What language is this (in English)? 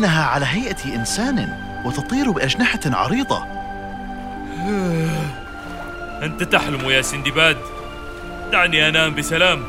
Arabic